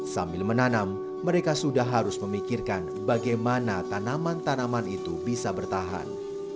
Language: Indonesian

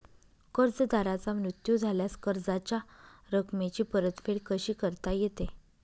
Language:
Marathi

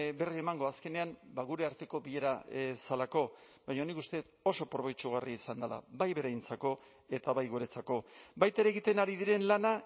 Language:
Basque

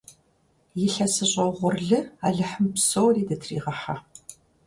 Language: Kabardian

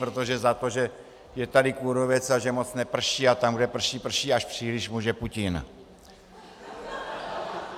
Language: Czech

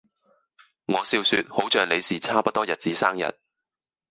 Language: Cantonese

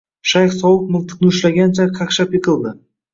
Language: Uzbek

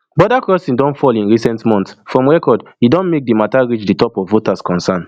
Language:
Nigerian Pidgin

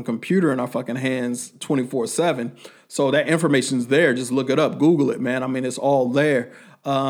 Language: English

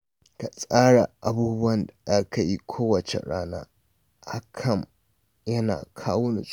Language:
Hausa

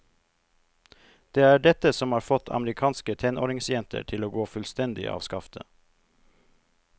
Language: Norwegian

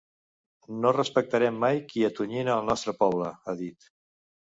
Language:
Catalan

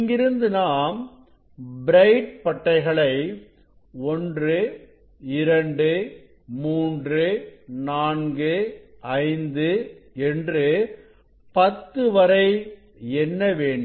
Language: Tamil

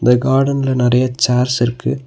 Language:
Tamil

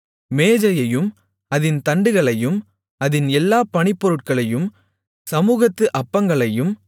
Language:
Tamil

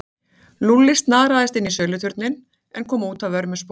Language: Icelandic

